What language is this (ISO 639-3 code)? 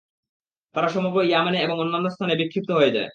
ben